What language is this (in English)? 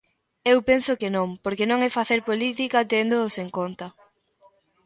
Galician